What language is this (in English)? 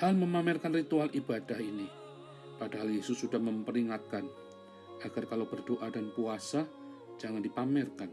Indonesian